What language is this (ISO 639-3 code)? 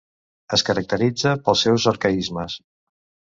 cat